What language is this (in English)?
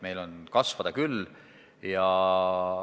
Estonian